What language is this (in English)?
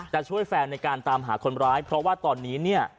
Thai